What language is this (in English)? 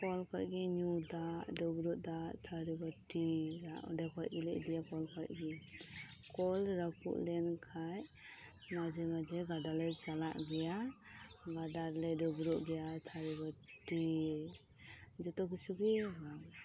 Santali